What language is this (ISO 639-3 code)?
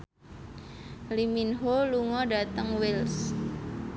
jav